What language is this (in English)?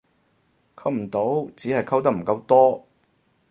Cantonese